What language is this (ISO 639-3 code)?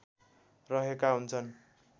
nep